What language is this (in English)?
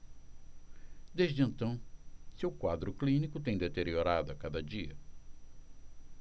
Portuguese